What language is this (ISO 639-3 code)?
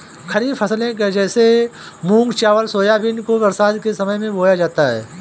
hin